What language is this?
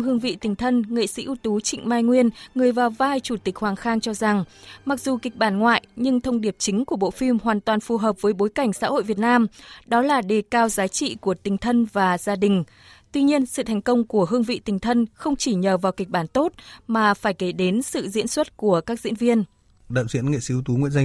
Vietnamese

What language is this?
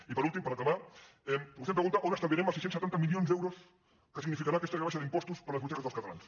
Catalan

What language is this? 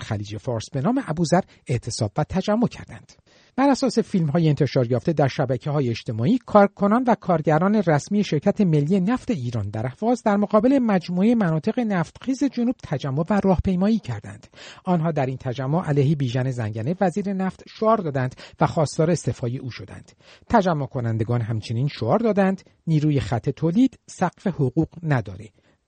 Persian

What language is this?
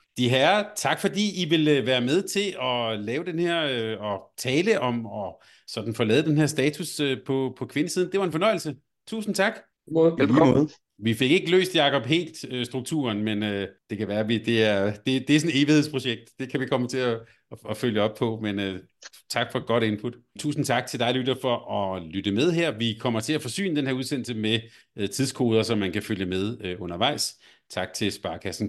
Danish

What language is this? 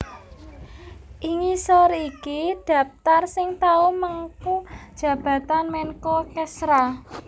Javanese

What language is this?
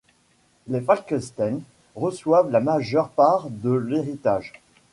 French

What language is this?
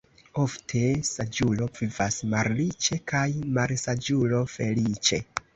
Esperanto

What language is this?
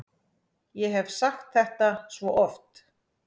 Icelandic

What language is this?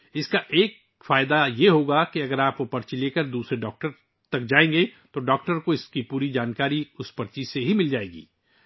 Urdu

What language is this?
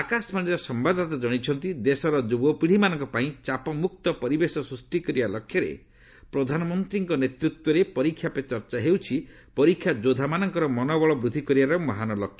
Odia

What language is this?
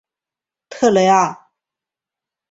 Chinese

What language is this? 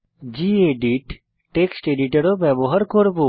Bangla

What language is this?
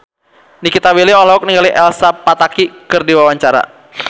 Sundanese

